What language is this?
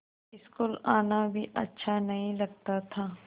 Hindi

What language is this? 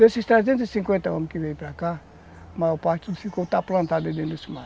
Portuguese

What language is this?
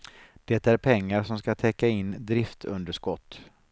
Swedish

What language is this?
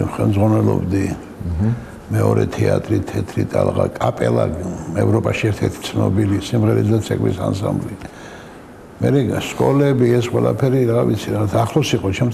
Arabic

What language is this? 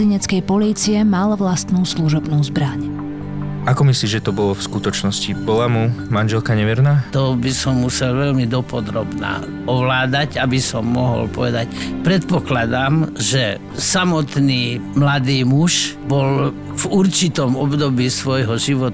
Slovak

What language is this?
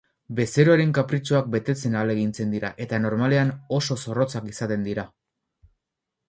Basque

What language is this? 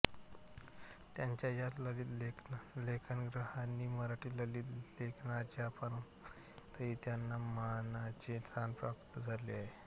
Marathi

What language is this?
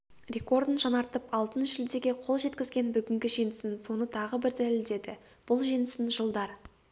Kazakh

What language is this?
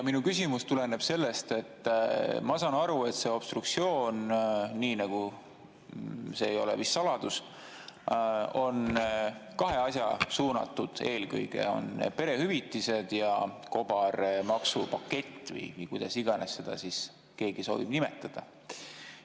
Estonian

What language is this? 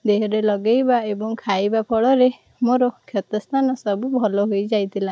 Odia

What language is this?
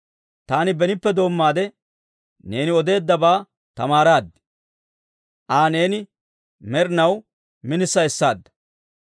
Dawro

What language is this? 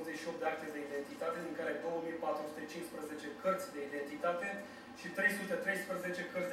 Romanian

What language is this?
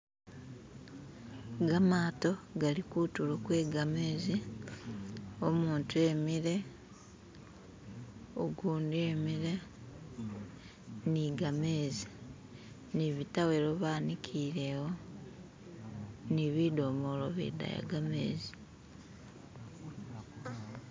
Masaaba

